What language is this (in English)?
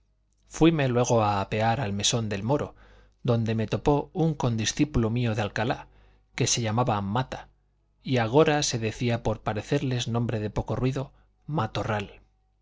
Spanish